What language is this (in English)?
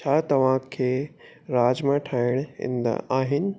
Sindhi